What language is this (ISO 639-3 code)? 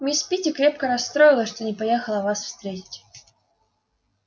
rus